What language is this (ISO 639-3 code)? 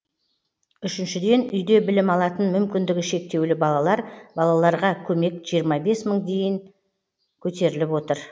kaz